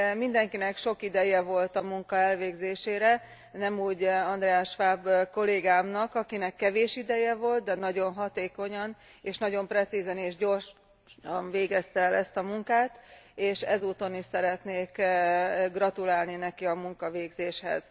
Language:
Hungarian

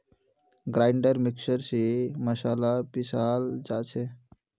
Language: Magahi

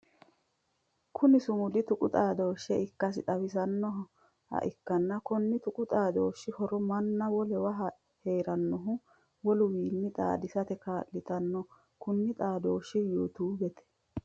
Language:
Sidamo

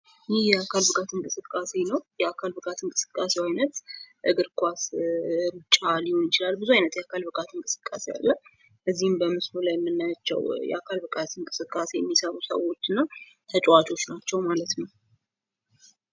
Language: Amharic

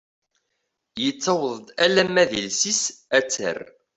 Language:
Kabyle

